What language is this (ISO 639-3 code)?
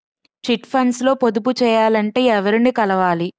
tel